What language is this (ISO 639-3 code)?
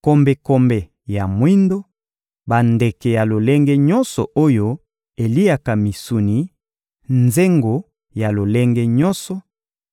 lin